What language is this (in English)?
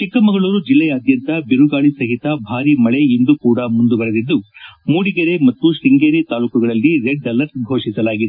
Kannada